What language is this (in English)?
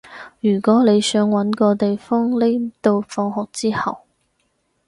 Cantonese